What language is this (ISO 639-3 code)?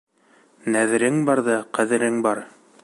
bak